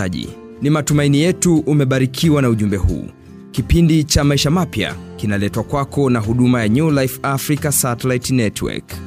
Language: Swahili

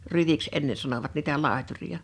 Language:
Finnish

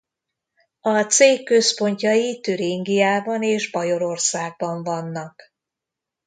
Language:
Hungarian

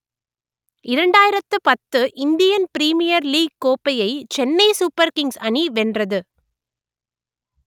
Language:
Tamil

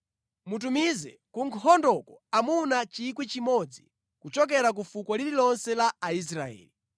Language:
Nyanja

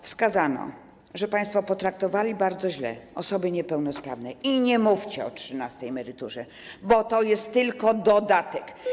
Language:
Polish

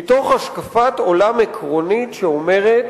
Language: Hebrew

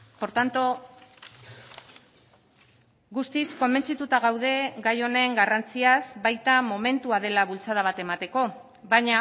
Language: Basque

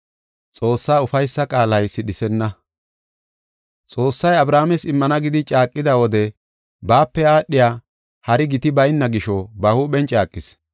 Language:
Gofa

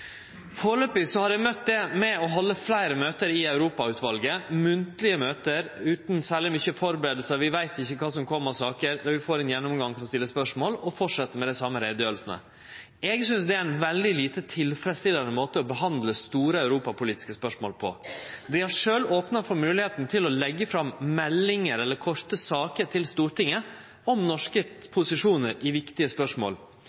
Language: Norwegian Nynorsk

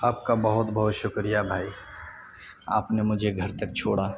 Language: Urdu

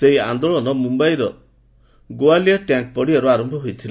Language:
Odia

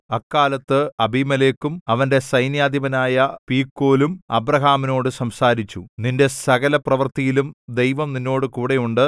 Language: Malayalam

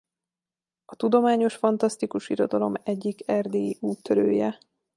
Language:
Hungarian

